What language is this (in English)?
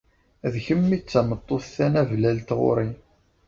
Kabyle